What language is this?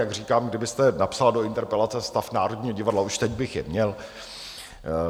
Czech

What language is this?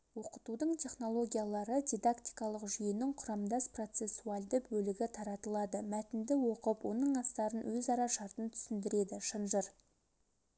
Kazakh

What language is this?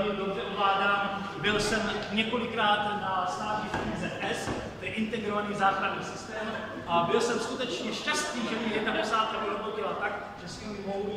Czech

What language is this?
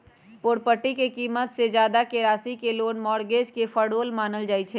Magahi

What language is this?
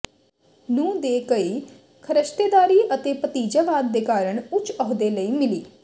Punjabi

